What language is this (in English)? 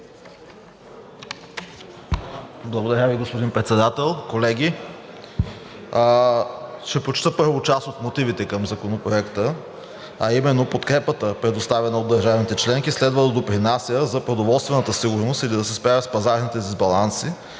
Bulgarian